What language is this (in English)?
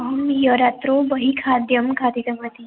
Sanskrit